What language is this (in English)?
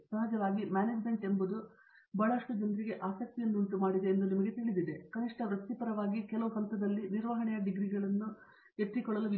Kannada